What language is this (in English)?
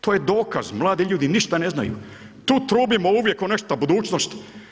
Croatian